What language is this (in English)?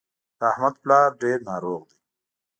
Pashto